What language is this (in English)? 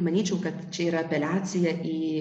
Lithuanian